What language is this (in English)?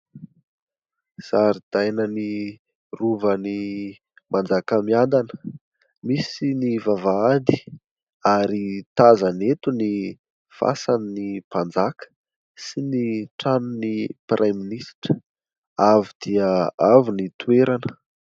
Malagasy